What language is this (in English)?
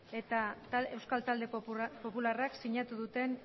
Basque